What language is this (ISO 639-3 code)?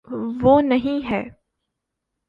urd